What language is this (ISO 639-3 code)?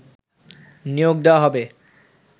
ben